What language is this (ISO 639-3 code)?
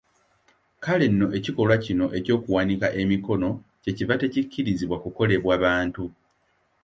lug